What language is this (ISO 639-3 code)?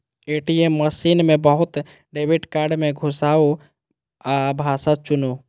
mai